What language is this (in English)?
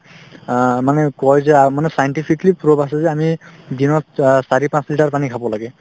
Assamese